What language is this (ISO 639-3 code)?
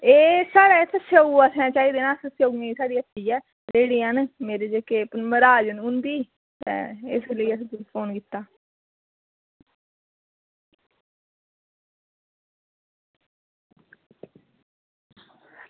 doi